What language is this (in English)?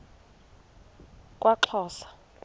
Xhosa